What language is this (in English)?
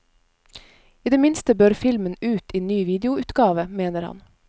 Norwegian